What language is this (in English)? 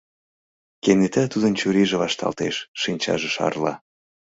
Mari